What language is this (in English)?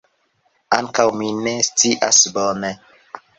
Esperanto